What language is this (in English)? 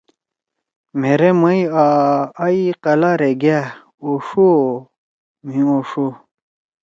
Torwali